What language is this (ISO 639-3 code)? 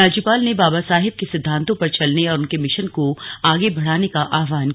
hin